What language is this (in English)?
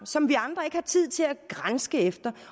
Danish